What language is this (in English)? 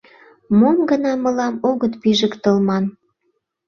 Mari